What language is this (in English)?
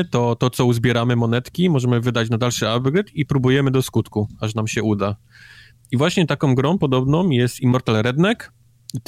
Polish